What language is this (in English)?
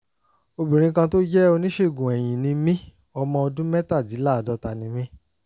Yoruba